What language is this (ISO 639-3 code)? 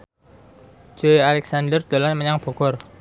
jav